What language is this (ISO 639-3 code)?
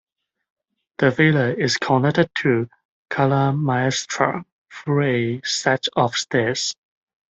eng